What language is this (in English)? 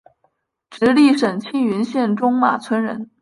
Chinese